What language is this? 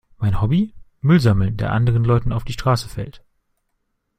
German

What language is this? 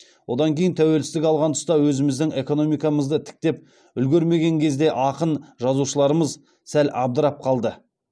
Kazakh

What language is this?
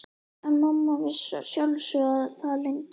Icelandic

